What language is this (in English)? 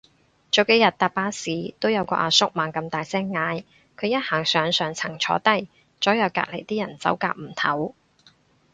Cantonese